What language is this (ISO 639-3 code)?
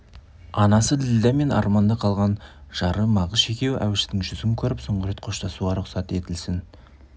kaz